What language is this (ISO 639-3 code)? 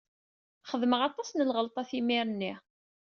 kab